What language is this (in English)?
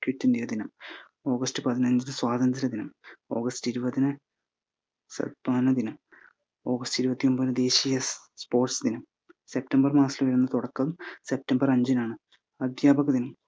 Malayalam